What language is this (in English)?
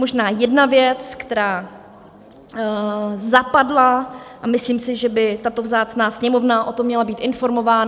Czech